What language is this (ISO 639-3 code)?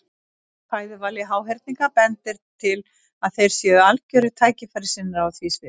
isl